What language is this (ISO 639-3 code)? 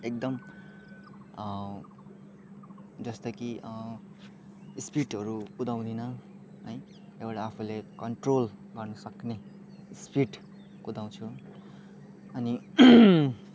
nep